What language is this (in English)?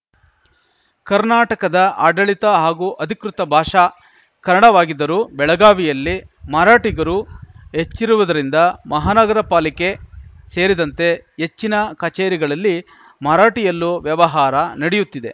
Kannada